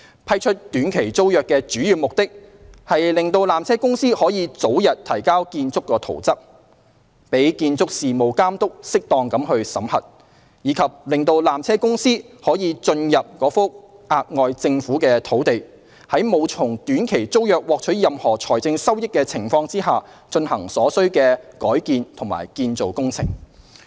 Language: Cantonese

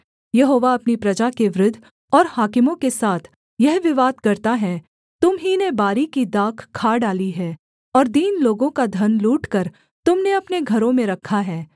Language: Hindi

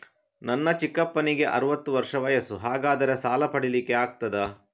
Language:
Kannada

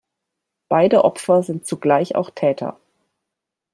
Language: German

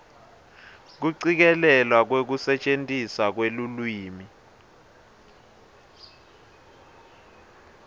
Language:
Swati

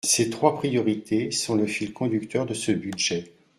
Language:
French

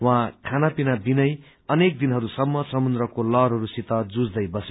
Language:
Nepali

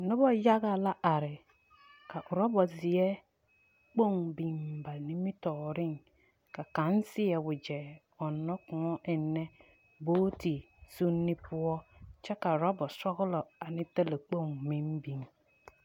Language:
Southern Dagaare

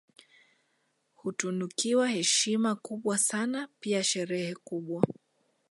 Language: Swahili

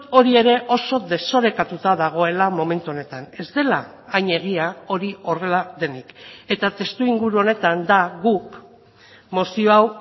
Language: Basque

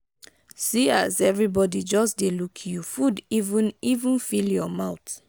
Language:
Nigerian Pidgin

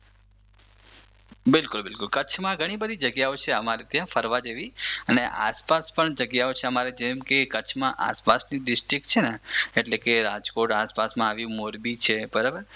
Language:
Gujarati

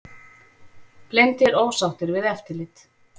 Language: Icelandic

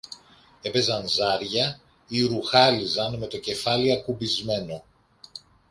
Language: Greek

